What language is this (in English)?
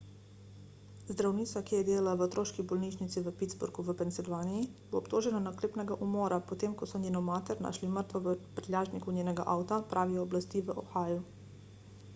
Slovenian